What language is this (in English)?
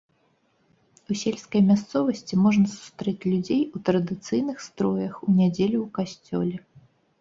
Belarusian